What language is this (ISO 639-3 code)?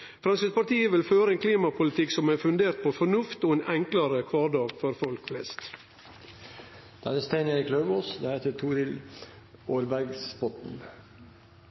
nor